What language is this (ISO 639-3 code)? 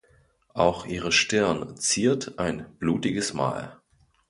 deu